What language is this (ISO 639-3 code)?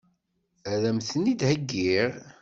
kab